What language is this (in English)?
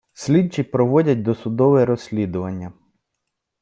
Ukrainian